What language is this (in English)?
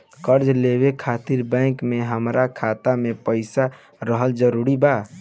Bhojpuri